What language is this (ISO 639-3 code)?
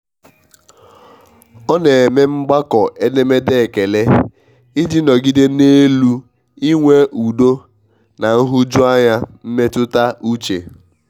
ibo